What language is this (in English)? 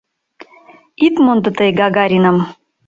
Mari